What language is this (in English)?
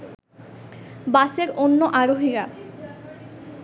Bangla